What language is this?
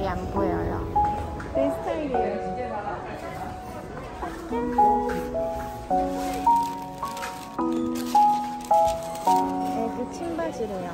Korean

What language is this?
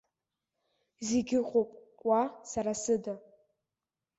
Abkhazian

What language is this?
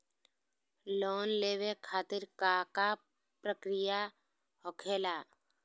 Magahi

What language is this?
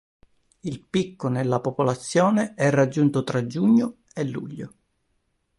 Italian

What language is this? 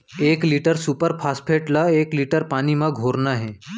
Chhattisgarhi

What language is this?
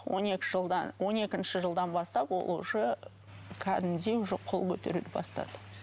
Kazakh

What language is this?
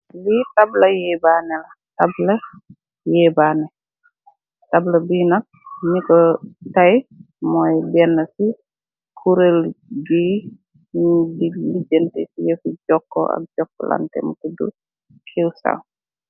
Wolof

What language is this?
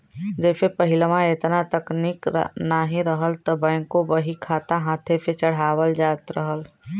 Bhojpuri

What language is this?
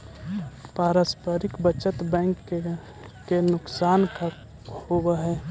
Magahi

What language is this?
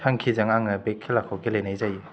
Bodo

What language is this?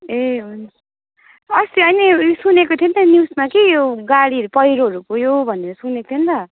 Nepali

